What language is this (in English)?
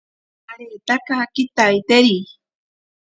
Ashéninka Perené